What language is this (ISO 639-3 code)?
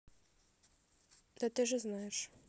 rus